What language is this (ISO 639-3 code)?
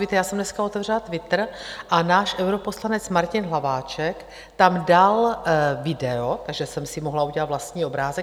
ces